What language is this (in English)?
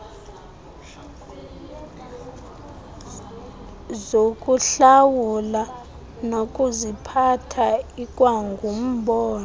Xhosa